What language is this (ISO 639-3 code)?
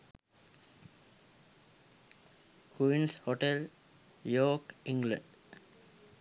sin